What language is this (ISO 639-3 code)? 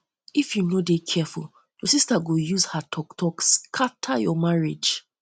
pcm